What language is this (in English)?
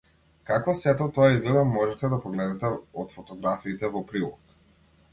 Macedonian